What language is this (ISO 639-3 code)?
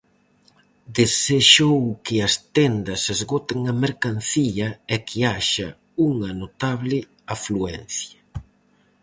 glg